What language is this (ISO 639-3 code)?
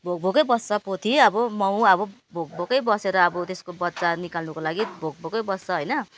nep